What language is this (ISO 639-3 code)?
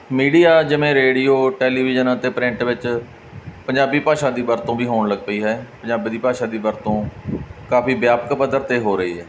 pan